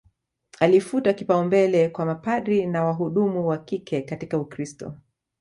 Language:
Swahili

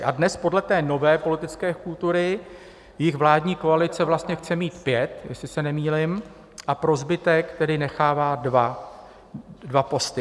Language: Czech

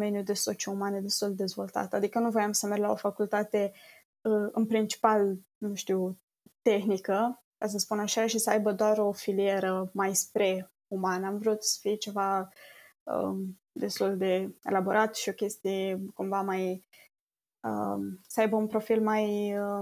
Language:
Romanian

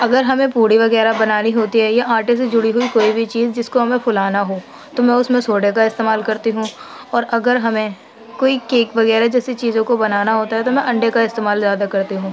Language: Urdu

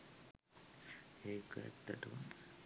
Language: Sinhala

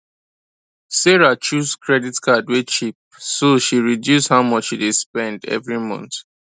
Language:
Nigerian Pidgin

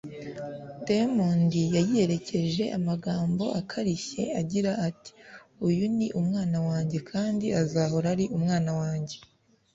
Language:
Kinyarwanda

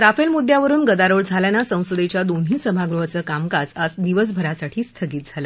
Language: Marathi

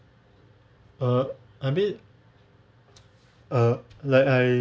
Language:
English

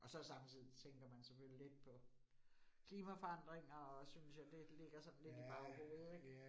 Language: Danish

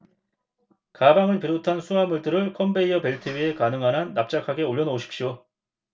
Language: Korean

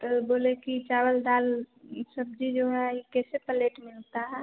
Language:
Hindi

